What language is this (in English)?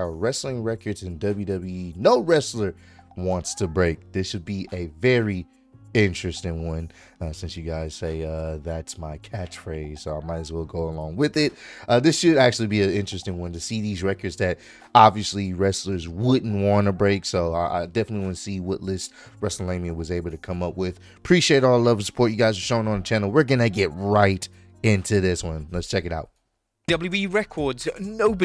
English